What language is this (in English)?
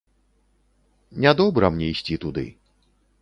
Belarusian